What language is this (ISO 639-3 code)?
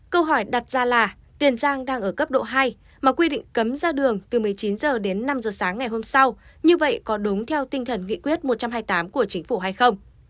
vie